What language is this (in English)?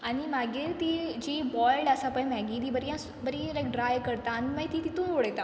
Konkani